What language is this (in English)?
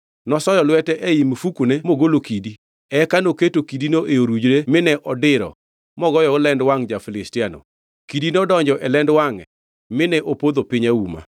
Luo (Kenya and Tanzania)